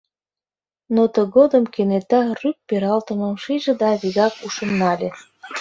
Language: Mari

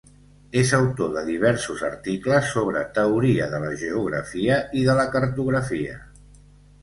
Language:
Catalan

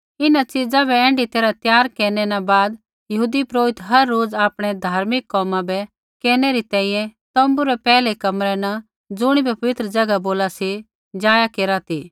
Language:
Kullu Pahari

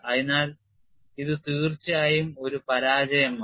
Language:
Malayalam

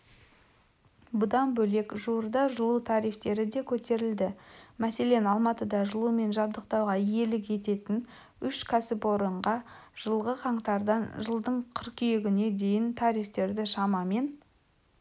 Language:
Kazakh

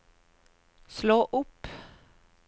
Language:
Norwegian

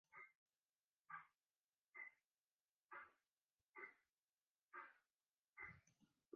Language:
Western Frisian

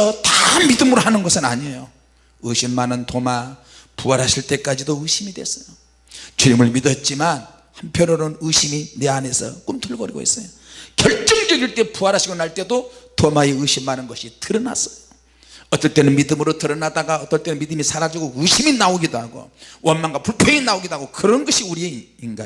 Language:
Korean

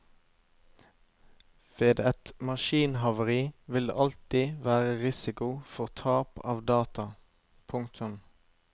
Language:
Norwegian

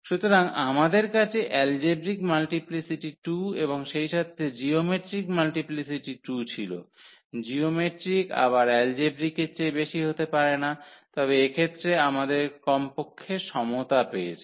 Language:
Bangla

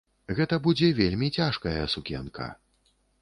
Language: Belarusian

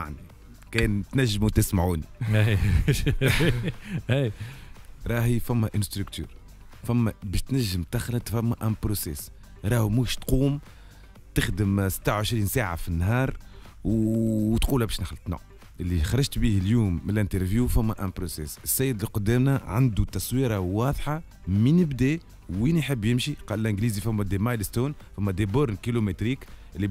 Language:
Arabic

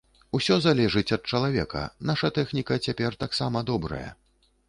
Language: Belarusian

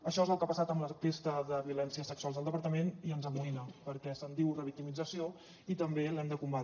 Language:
Catalan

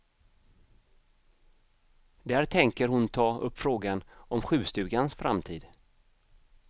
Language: Swedish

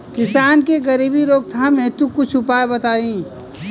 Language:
Bhojpuri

